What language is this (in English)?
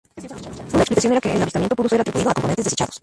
Spanish